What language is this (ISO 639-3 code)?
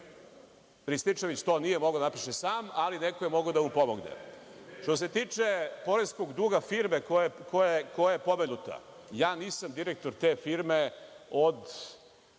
srp